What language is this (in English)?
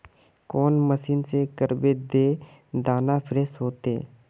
Magahi